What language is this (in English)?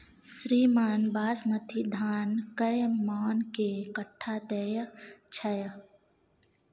Maithili